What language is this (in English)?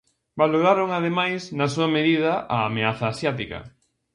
Galician